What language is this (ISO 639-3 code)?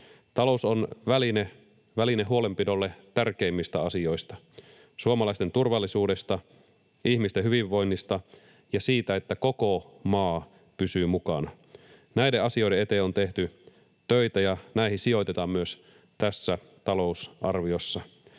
fin